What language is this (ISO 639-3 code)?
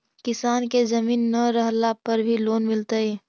mag